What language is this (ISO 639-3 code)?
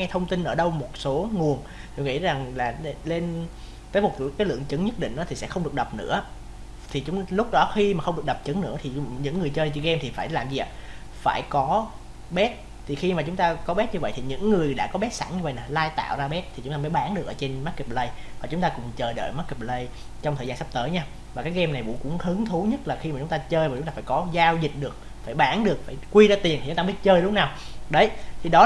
vie